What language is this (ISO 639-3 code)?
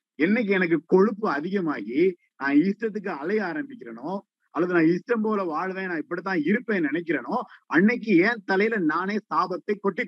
tam